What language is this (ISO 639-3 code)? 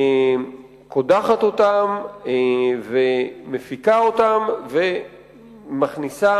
heb